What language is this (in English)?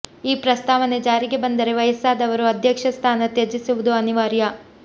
Kannada